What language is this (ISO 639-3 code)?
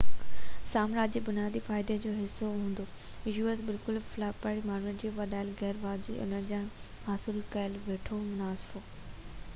snd